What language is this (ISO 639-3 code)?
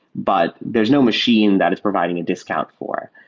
eng